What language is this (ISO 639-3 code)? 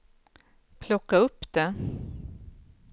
swe